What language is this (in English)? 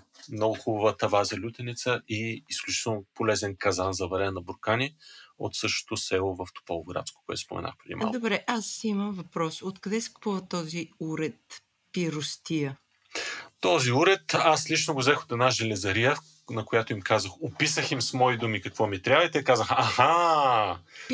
Bulgarian